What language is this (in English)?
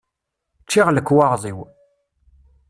Kabyle